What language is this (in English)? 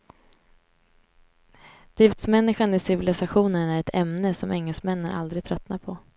Swedish